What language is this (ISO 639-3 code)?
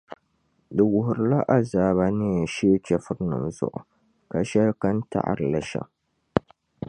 dag